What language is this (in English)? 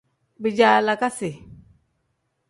Tem